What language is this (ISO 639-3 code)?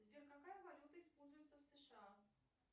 rus